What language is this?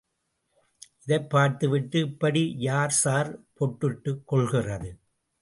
Tamil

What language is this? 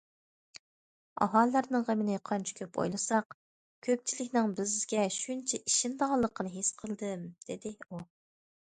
Uyghur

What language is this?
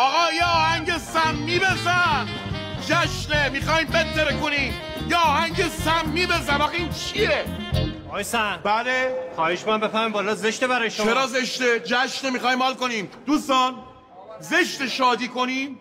Persian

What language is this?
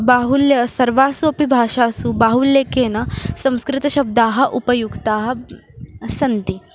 Sanskrit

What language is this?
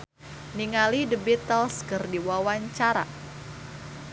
Sundanese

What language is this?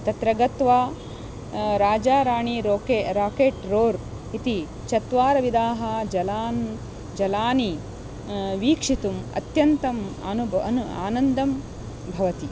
Sanskrit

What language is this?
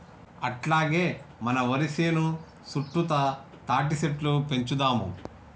Telugu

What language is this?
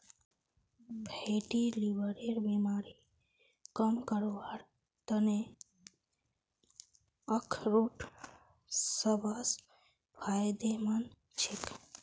Magahi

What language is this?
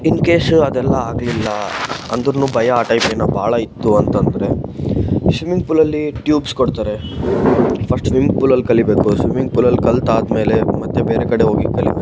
Kannada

